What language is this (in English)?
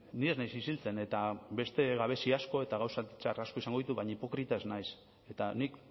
Basque